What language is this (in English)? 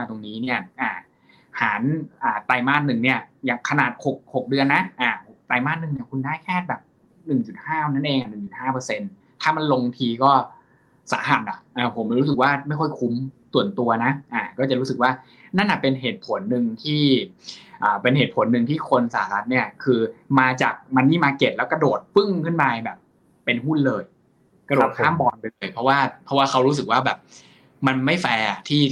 Thai